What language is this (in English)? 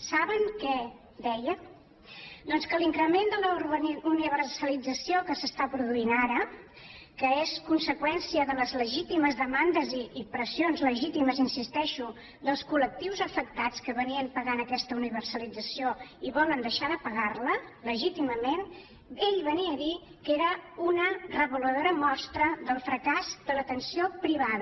Catalan